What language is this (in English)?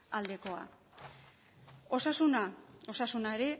Basque